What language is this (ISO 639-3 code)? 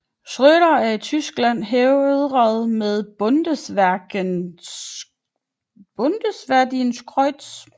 dan